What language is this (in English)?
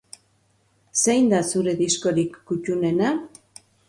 Basque